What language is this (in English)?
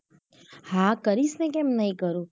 Gujarati